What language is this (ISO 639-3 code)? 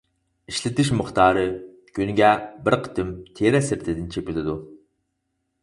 uig